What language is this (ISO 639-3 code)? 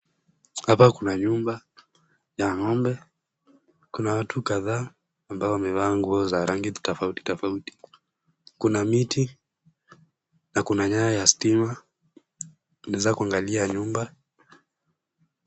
swa